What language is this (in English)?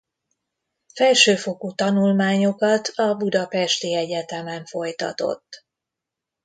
Hungarian